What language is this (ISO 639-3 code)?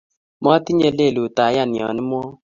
kln